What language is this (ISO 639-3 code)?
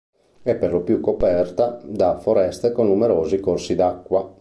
ita